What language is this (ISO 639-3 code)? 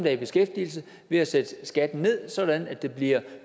dan